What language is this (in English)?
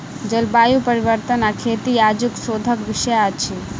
Maithili